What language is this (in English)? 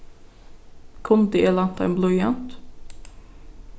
Faroese